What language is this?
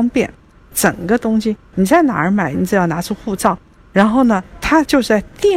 Chinese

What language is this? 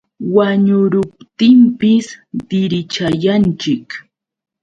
Yauyos Quechua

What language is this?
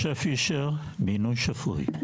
Hebrew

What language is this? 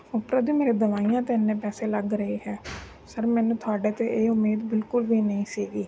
Punjabi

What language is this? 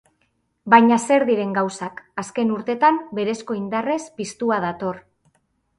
Basque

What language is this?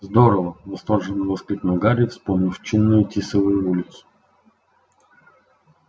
Russian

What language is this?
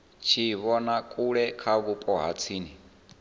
Venda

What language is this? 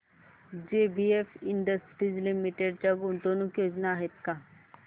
Marathi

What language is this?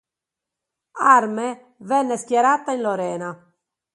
Italian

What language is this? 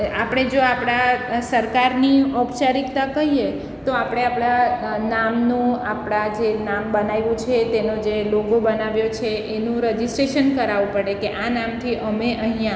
Gujarati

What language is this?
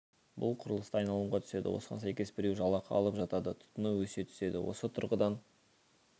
Kazakh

